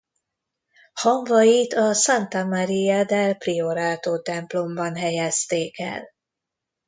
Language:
Hungarian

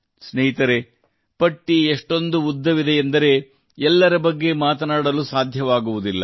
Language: Kannada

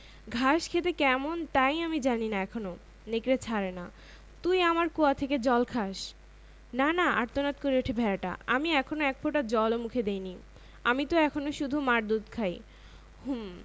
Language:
Bangla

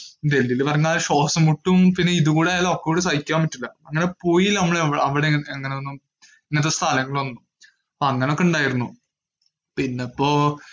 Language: Malayalam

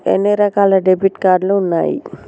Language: Telugu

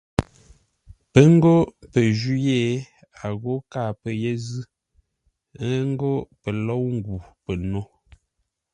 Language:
Ngombale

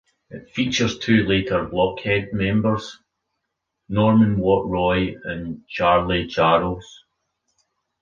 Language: English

